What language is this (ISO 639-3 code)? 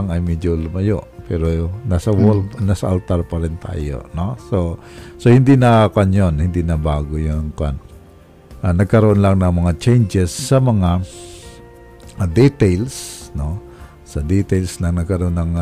fil